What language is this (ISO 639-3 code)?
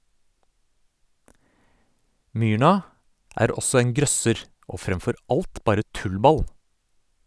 nor